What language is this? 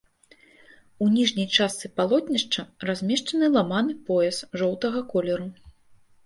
Belarusian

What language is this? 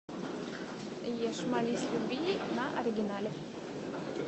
Russian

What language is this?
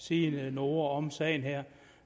Danish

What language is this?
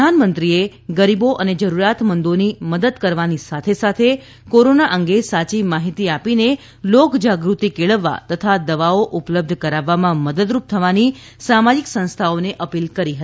Gujarati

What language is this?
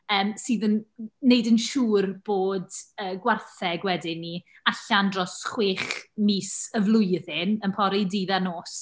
Welsh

